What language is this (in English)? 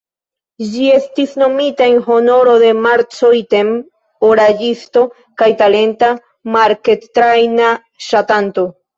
Esperanto